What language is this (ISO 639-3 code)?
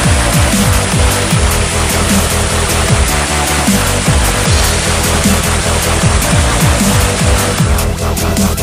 ind